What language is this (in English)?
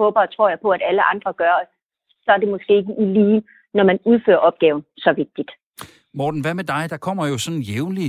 Danish